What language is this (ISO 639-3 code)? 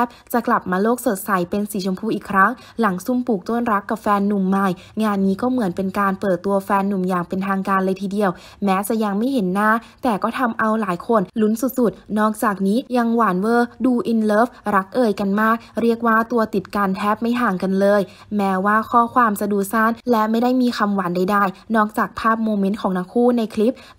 tha